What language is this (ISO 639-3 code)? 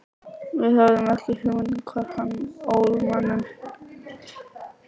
isl